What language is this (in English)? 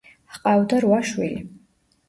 Georgian